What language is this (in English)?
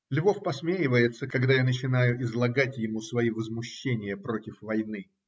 Russian